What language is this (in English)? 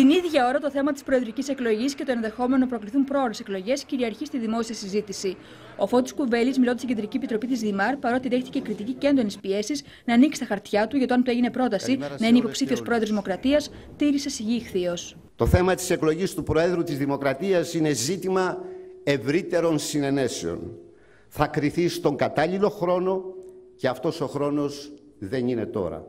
Greek